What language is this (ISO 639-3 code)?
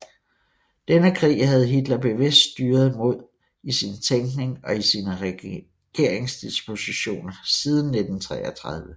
dan